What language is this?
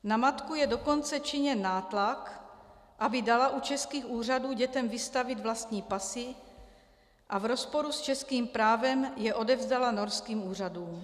Czech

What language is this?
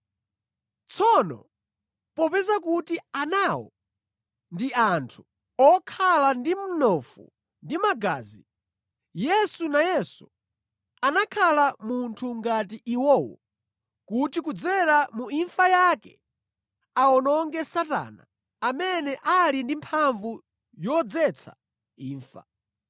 Nyanja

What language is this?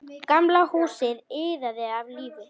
Icelandic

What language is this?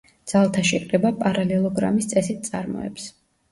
Georgian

